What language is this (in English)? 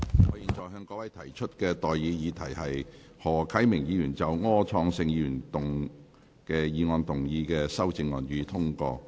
Cantonese